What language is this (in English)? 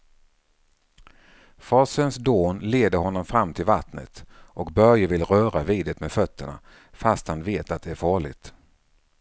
Swedish